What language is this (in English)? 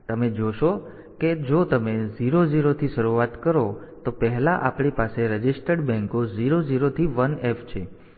Gujarati